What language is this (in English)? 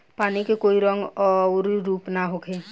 Bhojpuri